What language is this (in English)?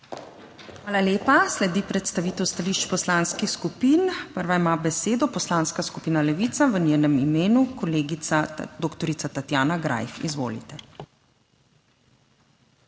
Slovenian